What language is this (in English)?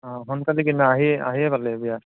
Assamese